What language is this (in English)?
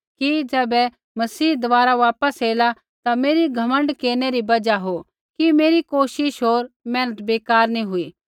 Kullu Pahari